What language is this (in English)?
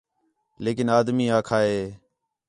Khetrani